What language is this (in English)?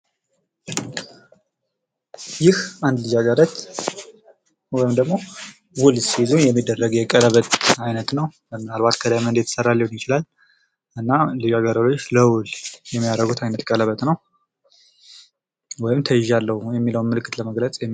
Amharic